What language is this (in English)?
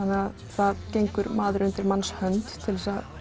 Icelandic